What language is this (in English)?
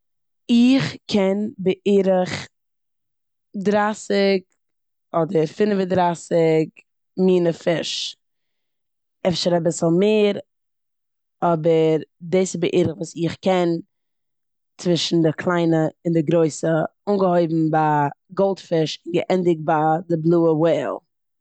Yiddish